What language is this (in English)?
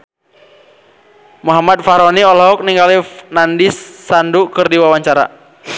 Sundanese